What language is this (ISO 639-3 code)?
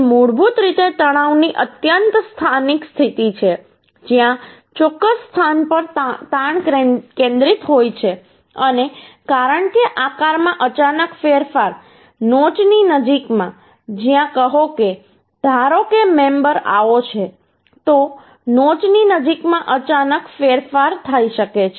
guj